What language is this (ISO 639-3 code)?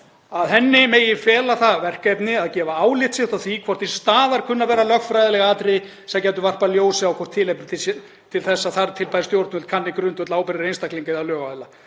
isl